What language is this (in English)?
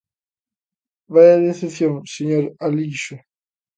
Galician